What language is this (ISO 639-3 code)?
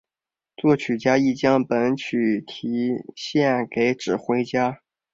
zho